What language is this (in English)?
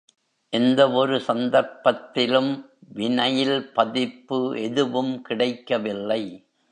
Tamil